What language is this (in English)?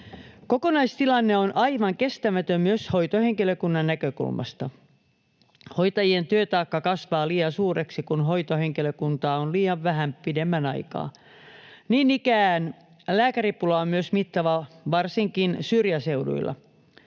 Finnish